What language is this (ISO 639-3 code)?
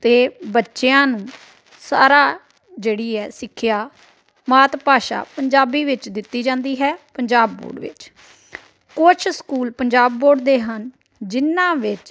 pan